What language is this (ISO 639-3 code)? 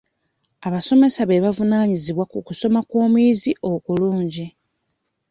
lug